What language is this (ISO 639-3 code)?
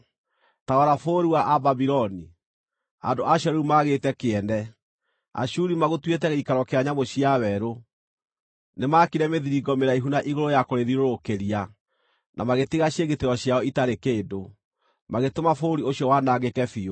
kik